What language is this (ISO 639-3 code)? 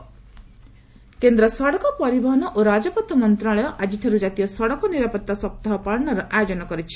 ori